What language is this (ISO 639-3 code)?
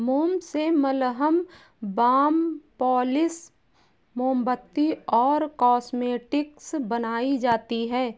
hin